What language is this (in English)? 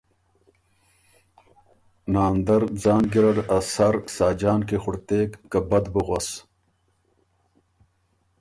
Ormuri